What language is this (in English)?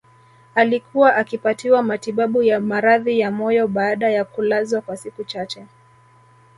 Swahili